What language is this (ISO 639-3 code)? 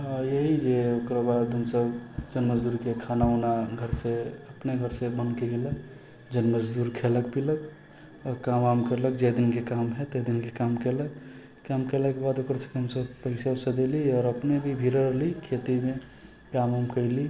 mai